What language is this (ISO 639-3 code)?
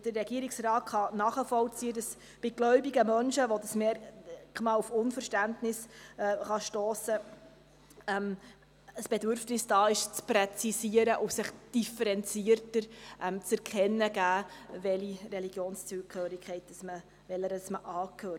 gsw